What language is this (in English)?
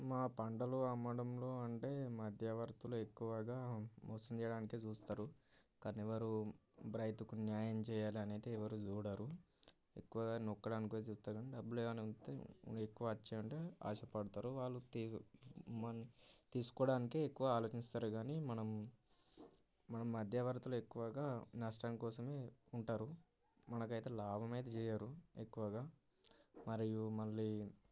Telugu